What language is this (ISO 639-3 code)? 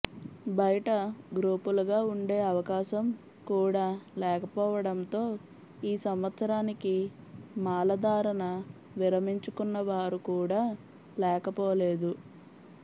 tel